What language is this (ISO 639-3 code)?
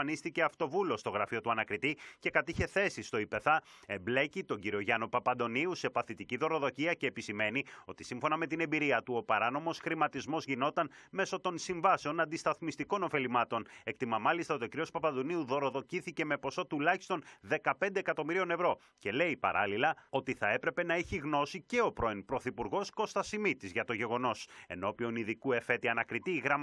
ell